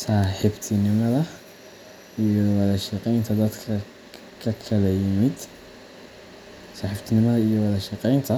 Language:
Somali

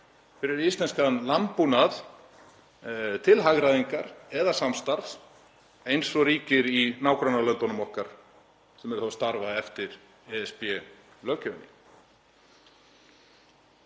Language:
Icelandic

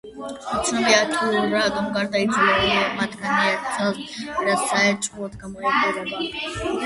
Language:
Georgian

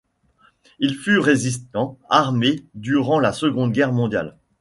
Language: French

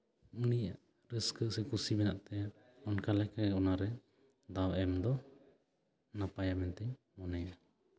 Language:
Santali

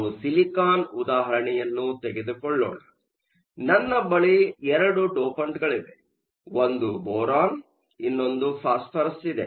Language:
Kannada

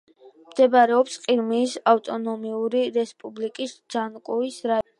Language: Georgian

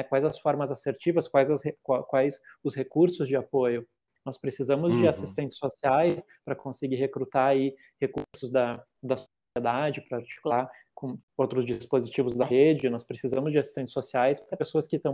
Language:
Portuguese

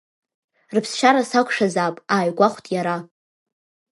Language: Abkhazian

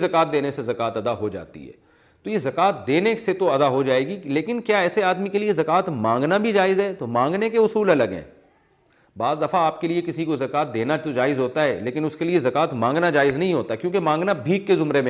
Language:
Urdu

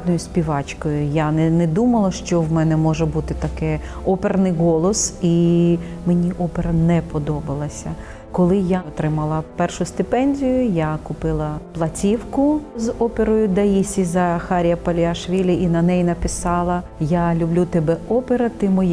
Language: Ukrainian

